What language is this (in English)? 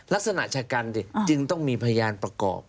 Thai